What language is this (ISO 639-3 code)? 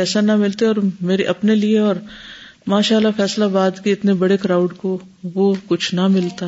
urd